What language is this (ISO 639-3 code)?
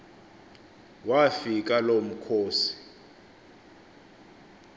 xho